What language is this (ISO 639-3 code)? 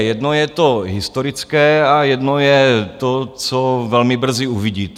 ces